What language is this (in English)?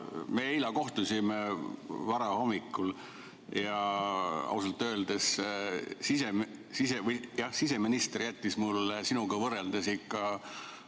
Estonian